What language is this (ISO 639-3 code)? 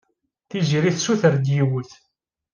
kab